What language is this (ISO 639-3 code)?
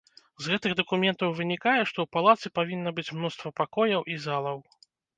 bel